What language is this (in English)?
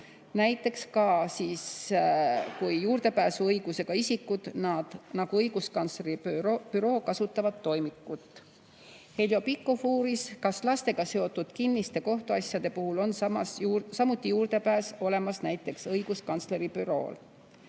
Estonian